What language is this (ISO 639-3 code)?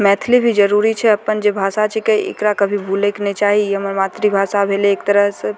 mai